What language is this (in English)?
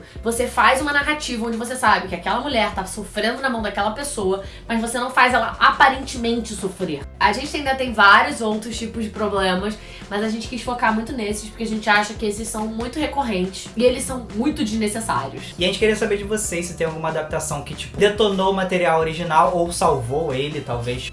Portuguese